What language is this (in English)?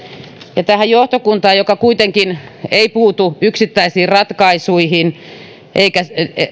Finnish